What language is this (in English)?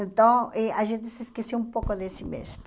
Portuguese